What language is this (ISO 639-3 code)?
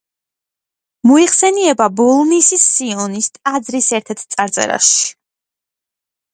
kat